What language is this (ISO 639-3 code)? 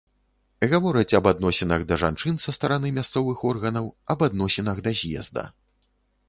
bel